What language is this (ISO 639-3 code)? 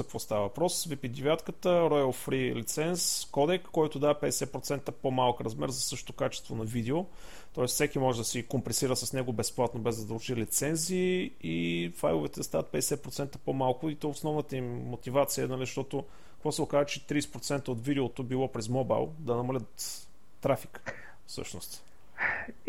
bul